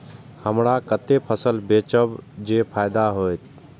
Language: Maithili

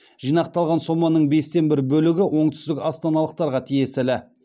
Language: Kazakh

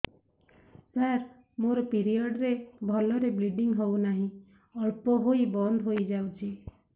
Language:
Odia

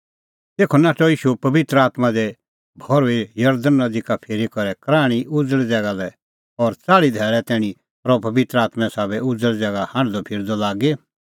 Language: Kullu Pahari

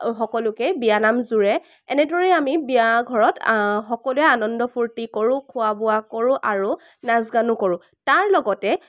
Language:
Assamese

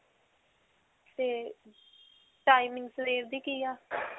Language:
Punjabi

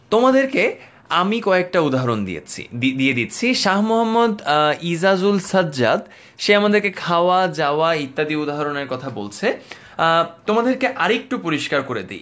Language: Bangla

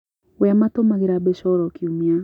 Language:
Kikuyu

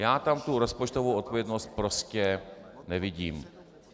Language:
Czech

